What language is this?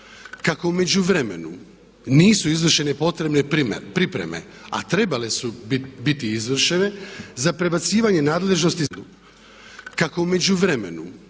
Croatian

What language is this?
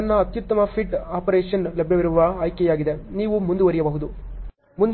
Kannada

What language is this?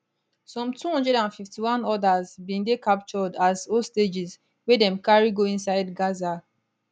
Nigerian Pidgin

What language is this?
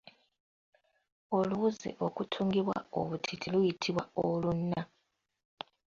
Ganda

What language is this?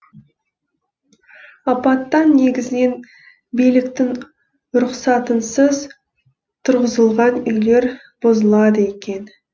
Kazakh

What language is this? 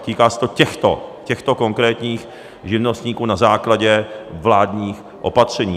Czech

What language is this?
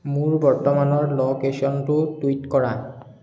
Assamese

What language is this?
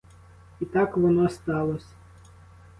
Ukrainian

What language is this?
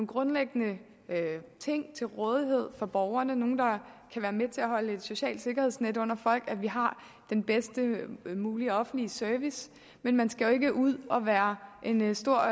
Danish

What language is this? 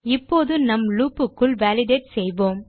Tamil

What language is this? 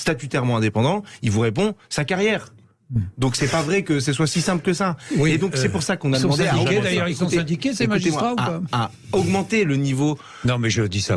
French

